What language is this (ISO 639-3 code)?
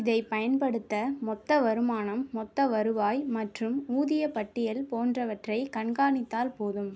tam